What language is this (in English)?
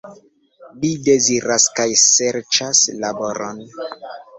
Esperanto